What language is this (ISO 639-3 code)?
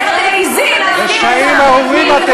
heb